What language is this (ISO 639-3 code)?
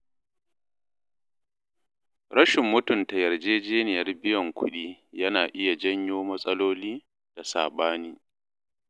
hau